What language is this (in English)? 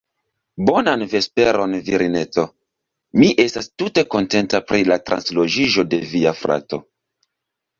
Esperanto